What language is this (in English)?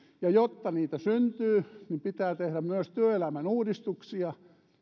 Finnish